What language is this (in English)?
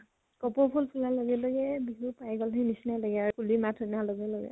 Assamese